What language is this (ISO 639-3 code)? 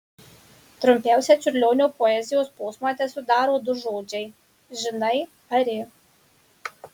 lit